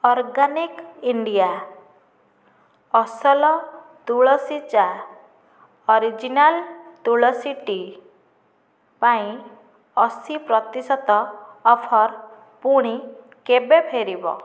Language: Odia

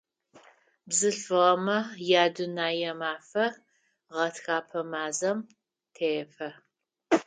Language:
Adyghe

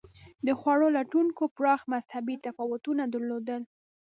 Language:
Pashto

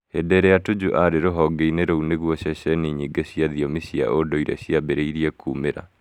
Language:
Kikuyu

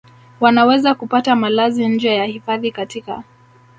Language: Swahili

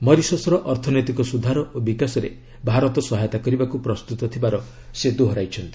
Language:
Odia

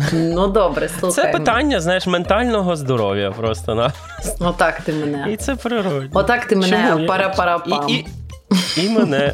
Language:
Ukrainian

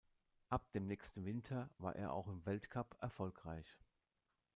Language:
German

